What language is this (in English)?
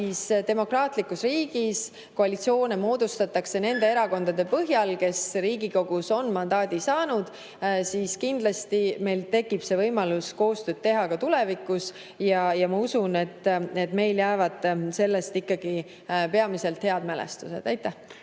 Estonian